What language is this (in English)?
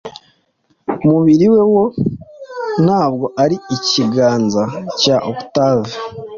Kinyarwanda